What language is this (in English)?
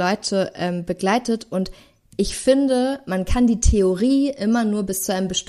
German